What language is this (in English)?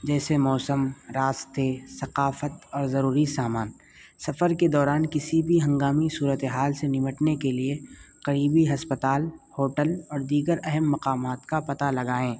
Urdu